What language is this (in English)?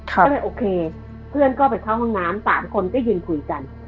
Thai